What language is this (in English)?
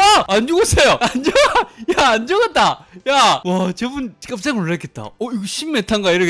Korean